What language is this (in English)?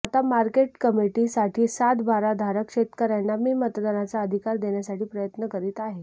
Marathi